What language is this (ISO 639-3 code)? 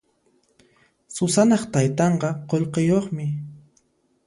qxp